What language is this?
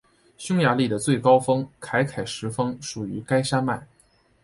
Chinese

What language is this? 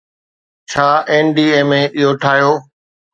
Sindhi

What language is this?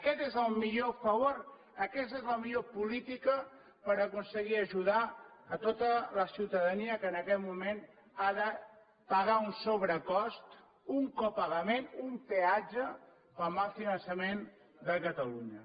Catalan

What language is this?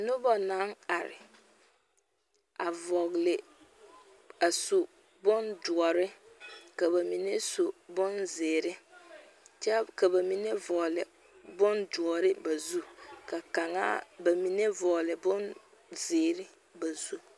Southern Dagaare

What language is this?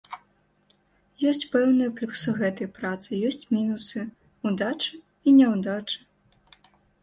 Belarusian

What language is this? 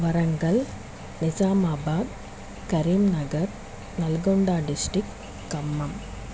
Telugu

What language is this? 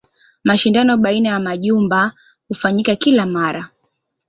Swahili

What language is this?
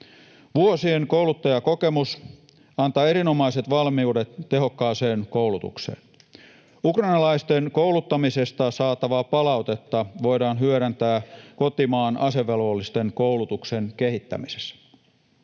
Finnish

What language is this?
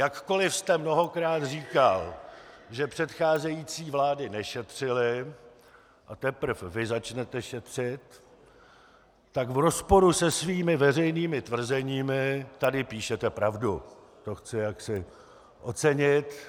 Czech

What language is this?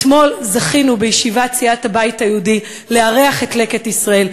Hebrew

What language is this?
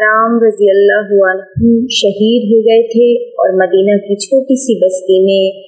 Urdu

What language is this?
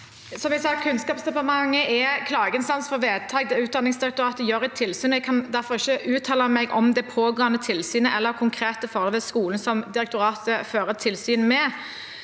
Norwegian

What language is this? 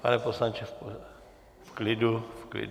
Czech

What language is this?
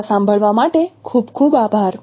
Gujarati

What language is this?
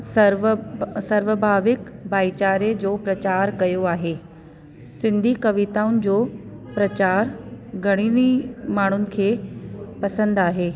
Sindhi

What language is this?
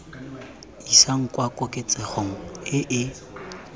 Tswana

